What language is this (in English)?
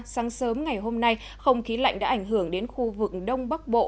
Vietnamese